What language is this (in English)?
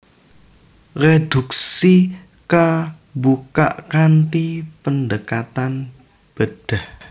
Javanese